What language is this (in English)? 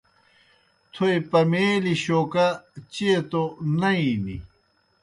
Kohistani Shina